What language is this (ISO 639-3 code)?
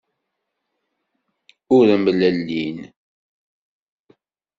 kab